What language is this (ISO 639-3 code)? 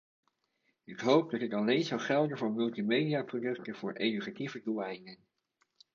nld